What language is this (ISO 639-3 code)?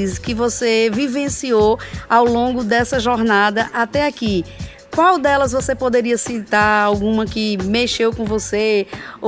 por